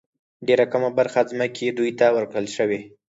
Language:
Pashto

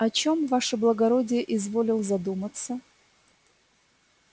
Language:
Russian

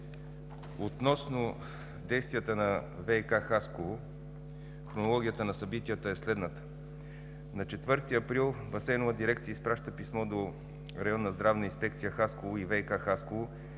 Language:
Bulgarian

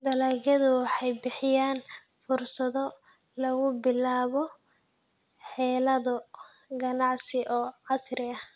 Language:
Somali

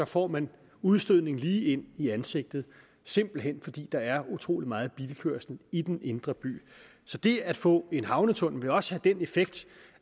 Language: Danish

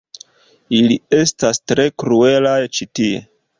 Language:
Esperanto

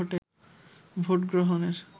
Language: Bangla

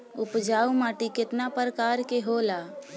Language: Bhojpuri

